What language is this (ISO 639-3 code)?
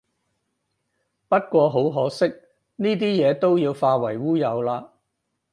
yue